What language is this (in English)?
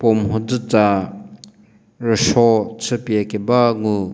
Angami Naga